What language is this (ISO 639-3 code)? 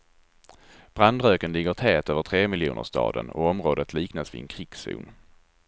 swe